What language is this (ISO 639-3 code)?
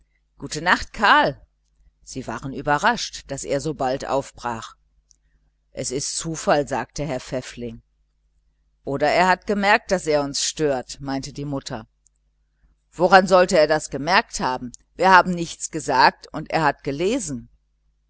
deu